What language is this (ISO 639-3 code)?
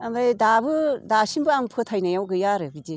brx